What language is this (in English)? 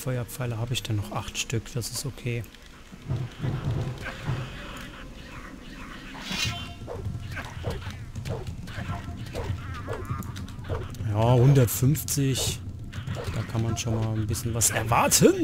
German